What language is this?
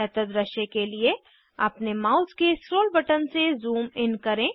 Hindi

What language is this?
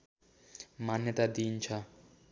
Nepali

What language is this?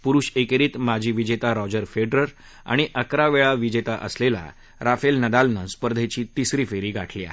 Marathi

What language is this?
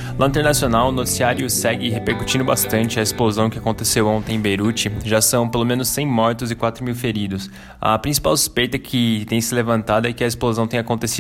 Portuguese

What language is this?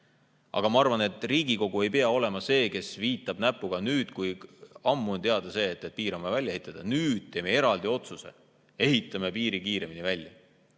Estonian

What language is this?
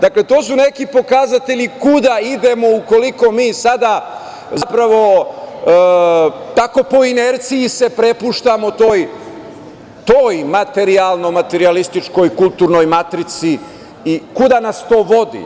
Serbian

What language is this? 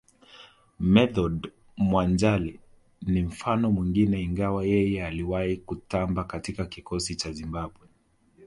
Swahili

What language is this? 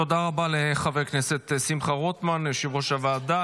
Hebrew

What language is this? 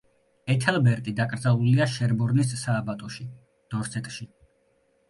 Georgian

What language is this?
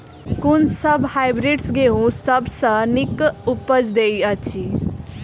Maithili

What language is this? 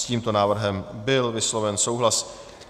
Czech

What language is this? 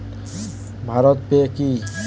Bangla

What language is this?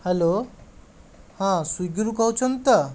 Odia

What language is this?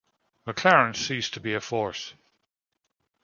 English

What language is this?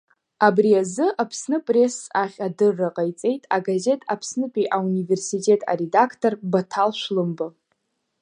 Abkhazian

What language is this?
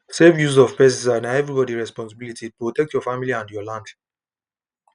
Nigerian Pidgin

